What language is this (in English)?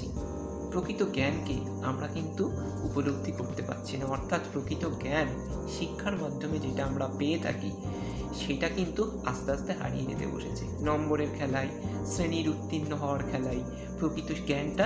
Bangla